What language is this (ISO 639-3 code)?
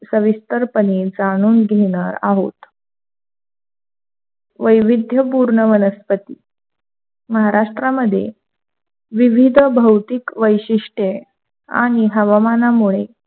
mar